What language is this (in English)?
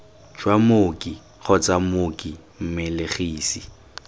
Tswana